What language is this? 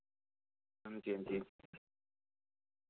Dogri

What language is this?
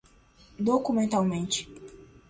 Portuguese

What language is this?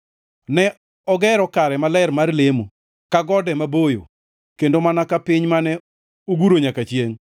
Luo (Kenya and Tanzania)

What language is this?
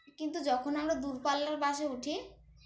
Bangla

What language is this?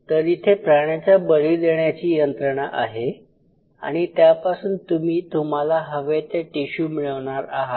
Marathi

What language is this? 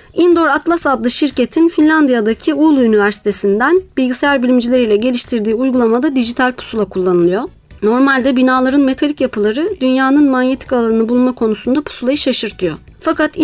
Turkish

